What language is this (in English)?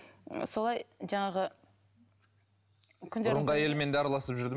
Kazakh